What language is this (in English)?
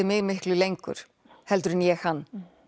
Icelandic